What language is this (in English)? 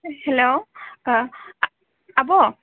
Bodo